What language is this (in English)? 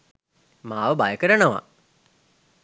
Sinhala